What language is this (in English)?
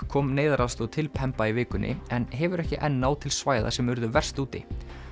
Icelandic